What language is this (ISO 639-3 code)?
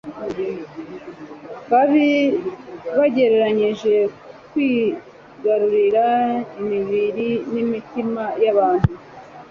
kin